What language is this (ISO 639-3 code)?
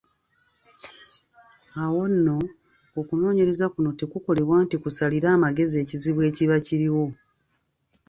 lug